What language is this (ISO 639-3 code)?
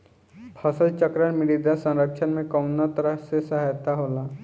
bho